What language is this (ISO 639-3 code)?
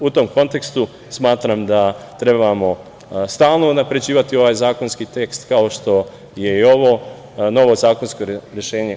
srp